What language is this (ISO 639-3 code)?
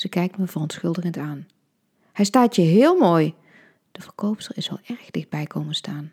nld